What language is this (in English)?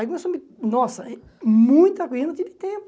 Portuguese